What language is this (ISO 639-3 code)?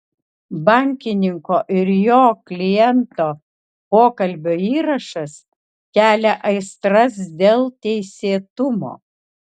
lit